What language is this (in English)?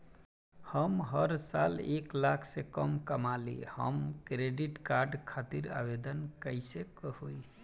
Bhojpuri